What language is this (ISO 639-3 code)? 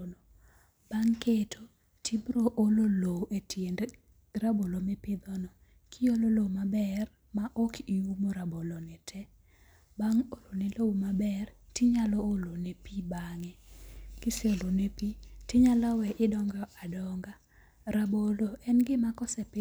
luo